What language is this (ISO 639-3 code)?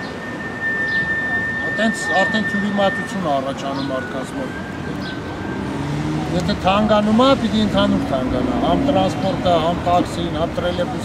bul